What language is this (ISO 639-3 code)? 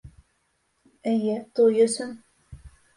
bak